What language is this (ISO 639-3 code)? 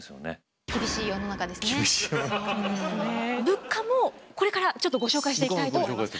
jpn